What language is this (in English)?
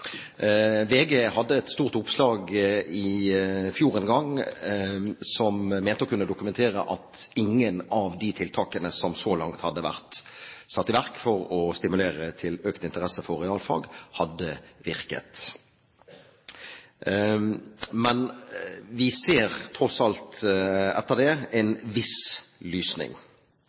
Norwegian Bokmål